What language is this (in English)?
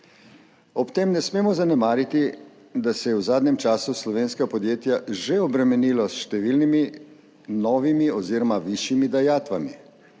Slovenian